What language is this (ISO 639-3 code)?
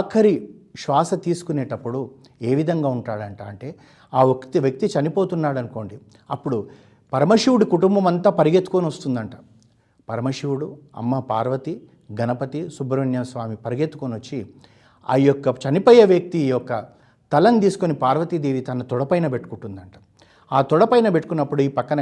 tel